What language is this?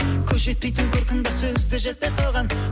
Kazakh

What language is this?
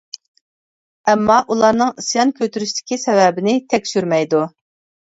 Uyghur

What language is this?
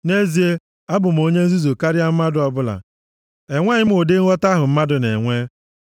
Igbo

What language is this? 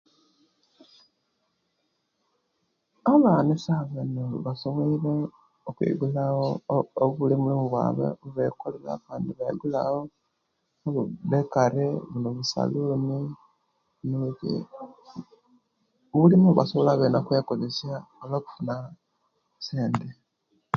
Kenyi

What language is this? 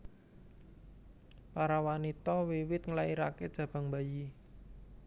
Javanese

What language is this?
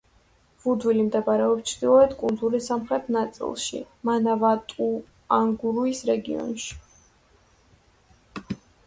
Georgian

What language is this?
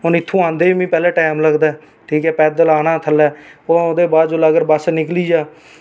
Dogri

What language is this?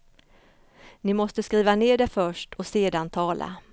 Swedish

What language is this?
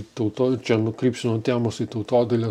Lithuanian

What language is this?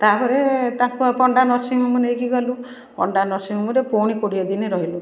Odia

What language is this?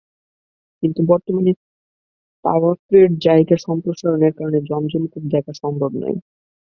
Bangla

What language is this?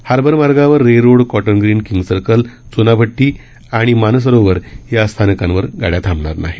Marathi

